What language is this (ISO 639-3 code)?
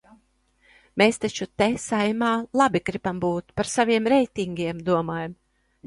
lav